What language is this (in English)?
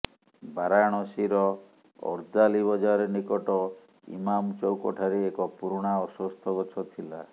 Odia